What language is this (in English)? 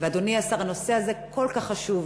Hebrew